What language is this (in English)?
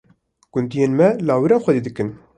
Kurdish